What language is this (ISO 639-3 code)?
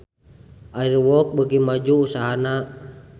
sun